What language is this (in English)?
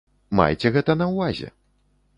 Belarusian